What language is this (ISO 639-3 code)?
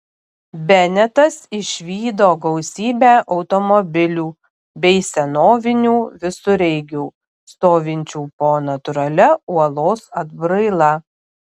lit